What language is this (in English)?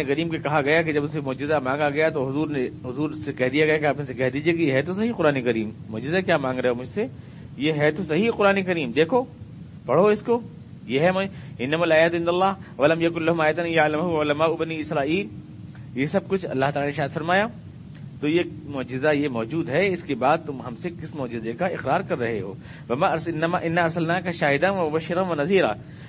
Urdu